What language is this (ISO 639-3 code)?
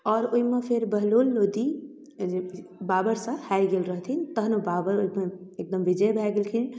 mai